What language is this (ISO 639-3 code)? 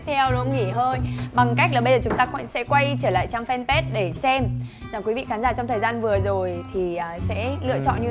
vie